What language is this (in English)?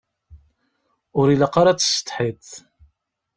Kabyle